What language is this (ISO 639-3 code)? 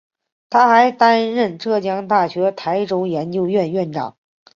zho